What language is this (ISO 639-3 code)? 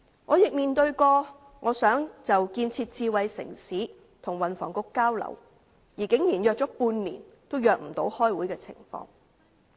yue